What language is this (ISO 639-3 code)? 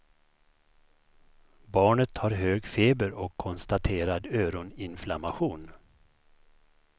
swe